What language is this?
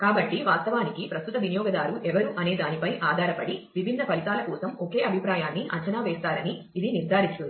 Telugu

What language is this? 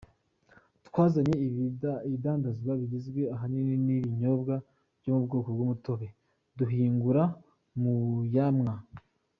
Kinyarwanda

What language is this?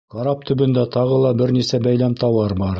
Bashkir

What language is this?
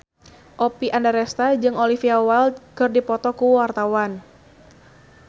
Sundanese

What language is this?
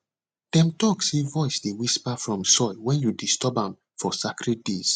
Nigerian Pidgin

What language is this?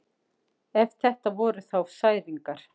Icelandic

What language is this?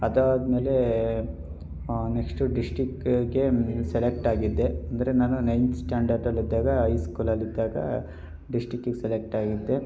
Kannada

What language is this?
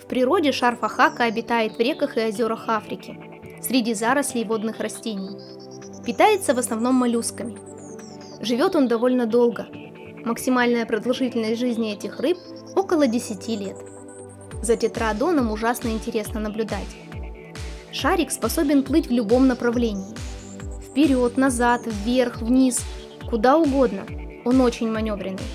Russian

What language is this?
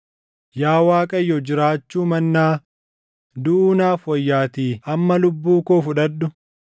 Oromo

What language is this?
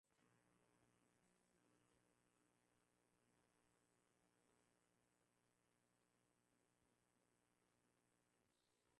Swahili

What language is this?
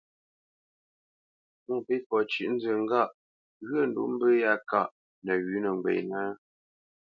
Bamenyam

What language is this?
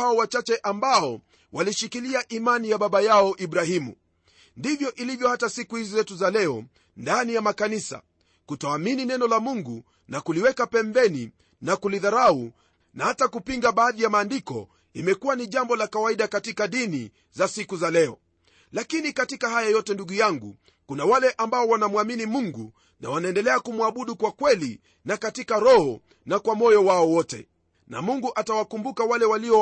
Swahili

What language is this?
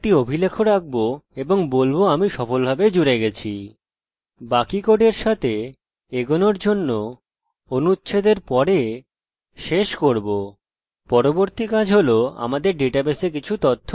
Bangla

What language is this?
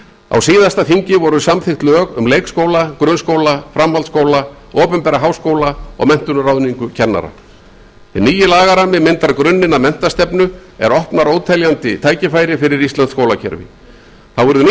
Icelandic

